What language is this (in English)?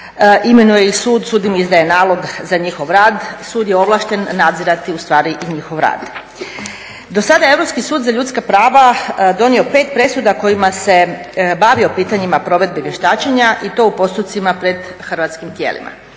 Croatian